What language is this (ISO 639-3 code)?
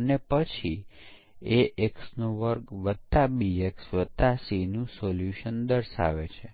guj